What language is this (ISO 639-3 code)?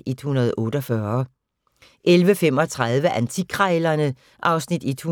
dan